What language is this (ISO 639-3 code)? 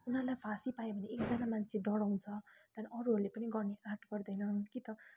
nep